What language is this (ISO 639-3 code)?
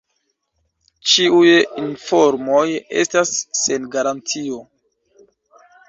epo